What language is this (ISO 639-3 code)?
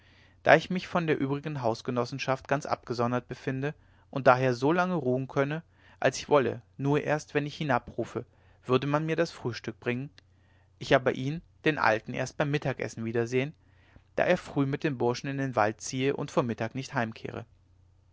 deu